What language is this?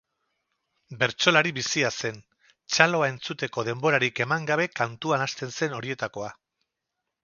Basque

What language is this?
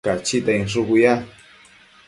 Matsés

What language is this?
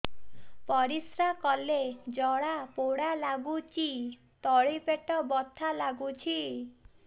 Odia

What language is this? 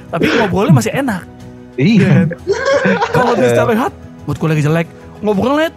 Indonesian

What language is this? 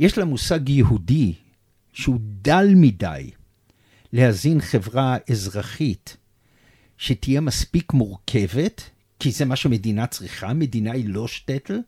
Hebrew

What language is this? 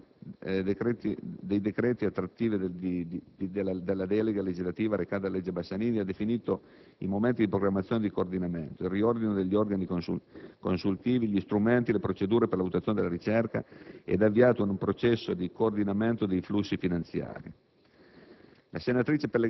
Italian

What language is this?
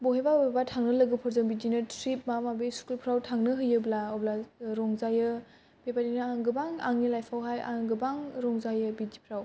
Bodo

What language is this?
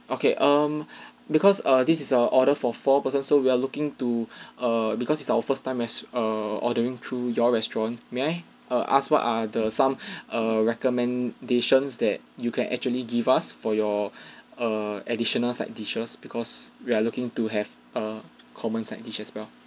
English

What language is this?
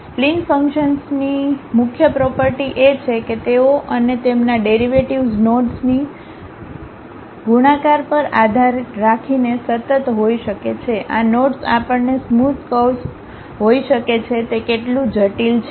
Gujarati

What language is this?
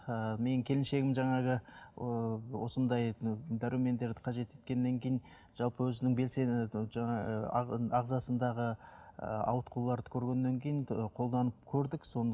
Kazakh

